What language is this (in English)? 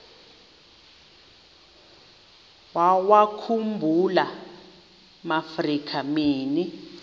Xhosa